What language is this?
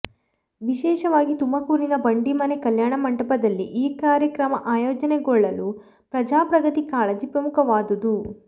Kannada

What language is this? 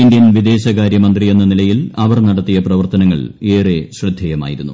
Malayalam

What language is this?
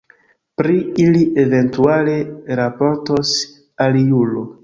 Esperanto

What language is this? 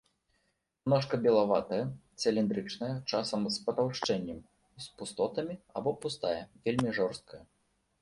Belarusian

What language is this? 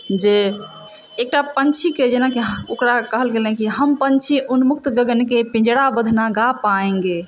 Maithili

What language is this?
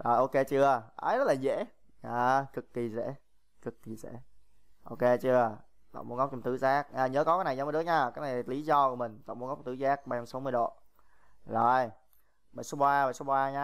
Vietnamese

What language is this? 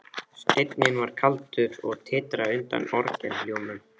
Icelandic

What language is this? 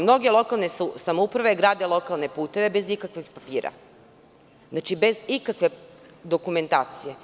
Serbian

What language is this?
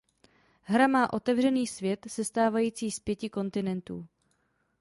Czech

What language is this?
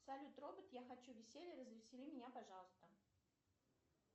Russian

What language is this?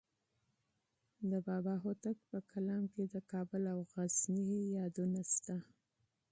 Pashto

